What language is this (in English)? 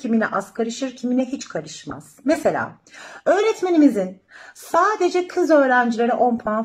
Turkish